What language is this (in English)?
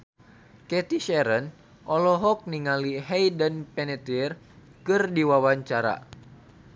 Sundanese